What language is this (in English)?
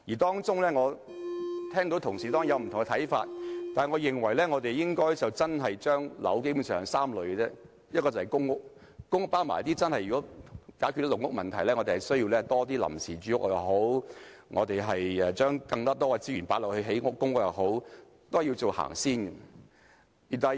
Cantonese